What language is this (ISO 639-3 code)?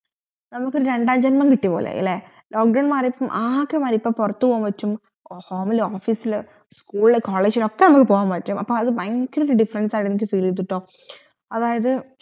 mal